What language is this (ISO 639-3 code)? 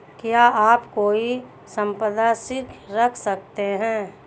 hin